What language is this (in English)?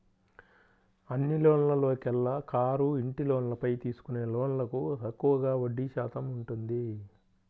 Telugu